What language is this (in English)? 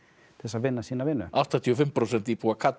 Icelandic